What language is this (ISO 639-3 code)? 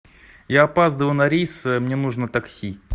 rus